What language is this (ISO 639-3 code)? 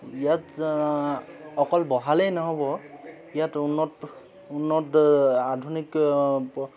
asm